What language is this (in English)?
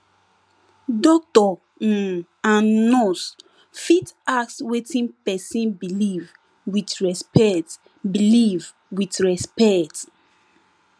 Nigerian Pidgin